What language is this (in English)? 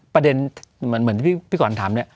Thai